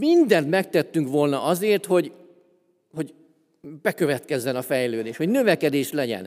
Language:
Hungarian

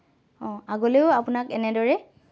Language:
Assamese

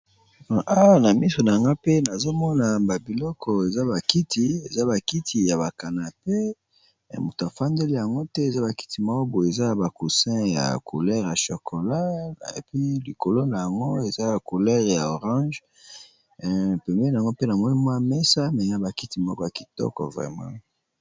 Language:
Lingala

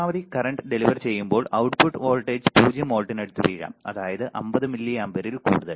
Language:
Malayalam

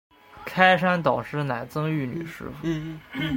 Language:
Chinese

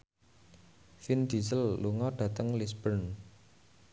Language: Javanese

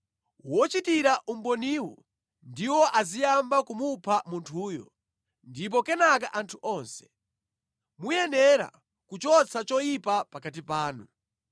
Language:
Nyanja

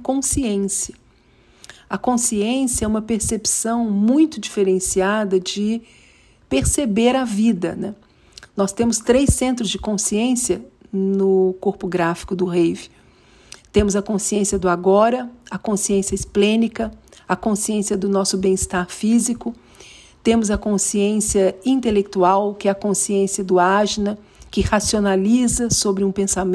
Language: Portuguese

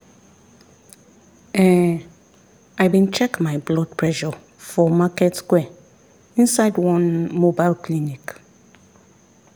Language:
Nigerian Pidgin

